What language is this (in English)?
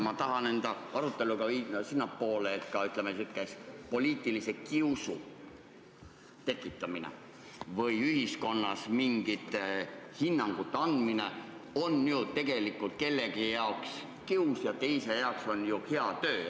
Estonian